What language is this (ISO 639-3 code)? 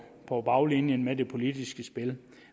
dan